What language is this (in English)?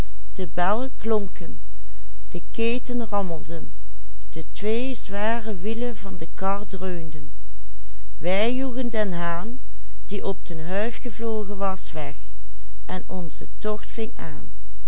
Dutch